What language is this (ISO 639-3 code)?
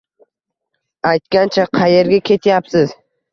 uzb